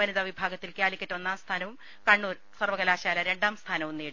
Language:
Malayalam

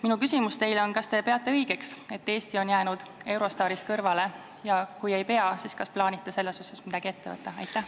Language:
Estonian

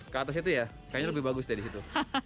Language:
Indonesian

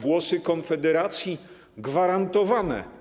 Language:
Polish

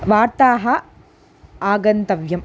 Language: Sanskrit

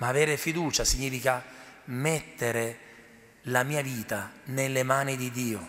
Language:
Italian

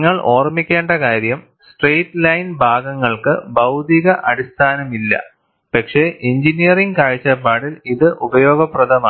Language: Malayalam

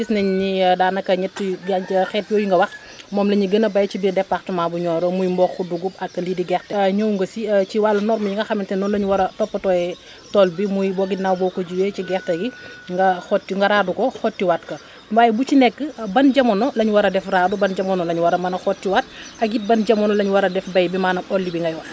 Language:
Wolof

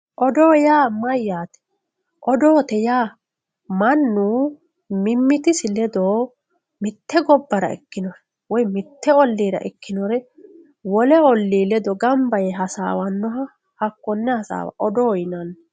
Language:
Sidamo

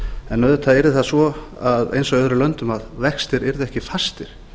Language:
Icelandic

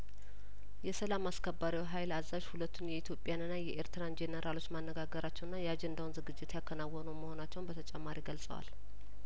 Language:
Amharic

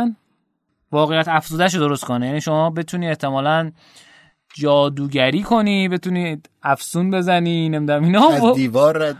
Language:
Persian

